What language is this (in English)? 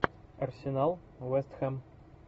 Russian